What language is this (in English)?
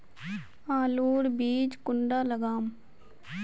Magahi